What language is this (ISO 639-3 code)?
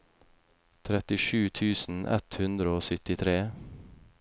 nor